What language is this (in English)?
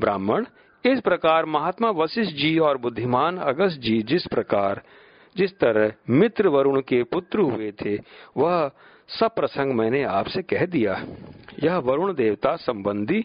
Hindi